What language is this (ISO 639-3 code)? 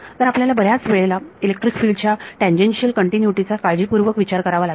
mar